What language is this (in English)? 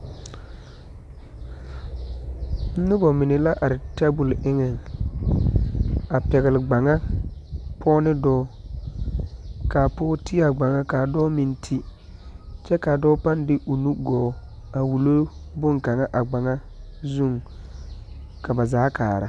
Southern Dagaare